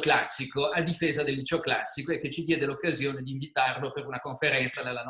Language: Italian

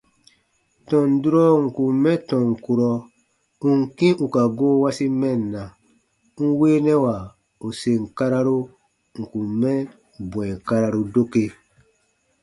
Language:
Baatonum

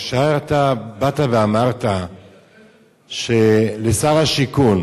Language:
Hebrew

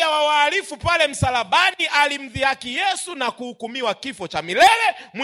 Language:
Swahili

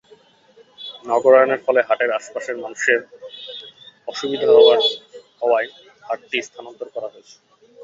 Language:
Bangla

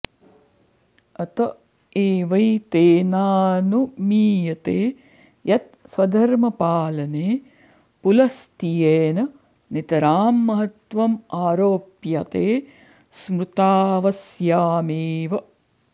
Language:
Sanskrit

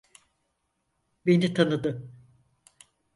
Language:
Turkish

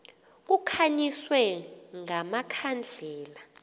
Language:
Xhosa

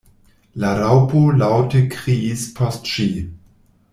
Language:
Esperanto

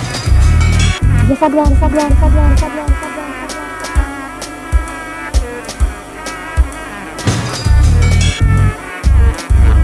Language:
Russian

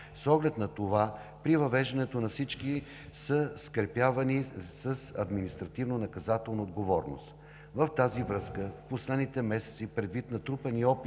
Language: Bulgarian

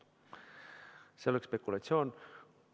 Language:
Estonian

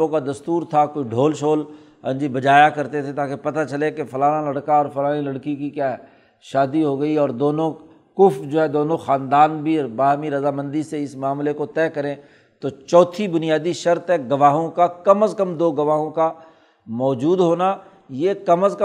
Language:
Urdu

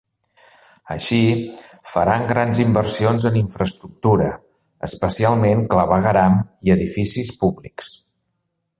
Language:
Catalan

